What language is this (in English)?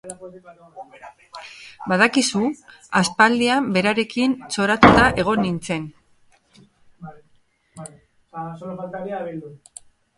Basque